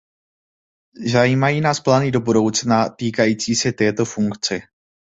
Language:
Czech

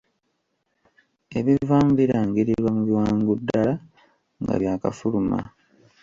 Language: Ganda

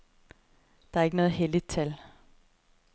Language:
Danish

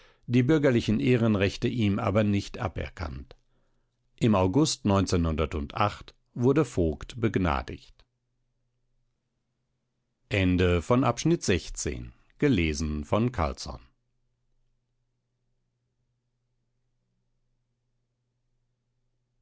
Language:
German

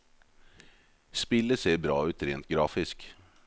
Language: Norwegian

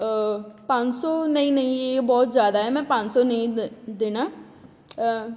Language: Punjabi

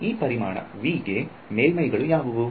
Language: Kannada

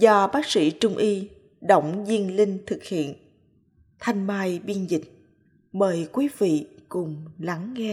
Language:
Vietnamese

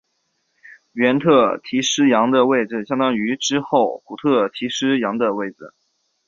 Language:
Chinese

